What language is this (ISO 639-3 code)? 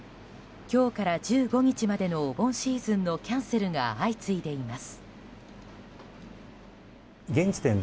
jpn